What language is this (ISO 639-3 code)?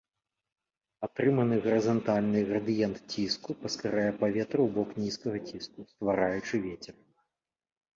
bel